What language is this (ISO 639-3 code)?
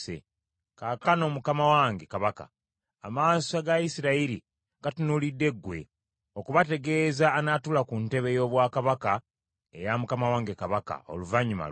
lug